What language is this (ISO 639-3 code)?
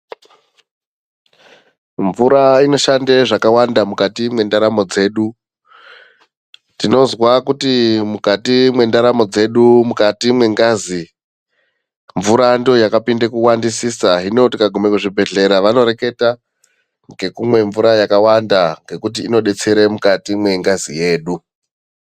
ndc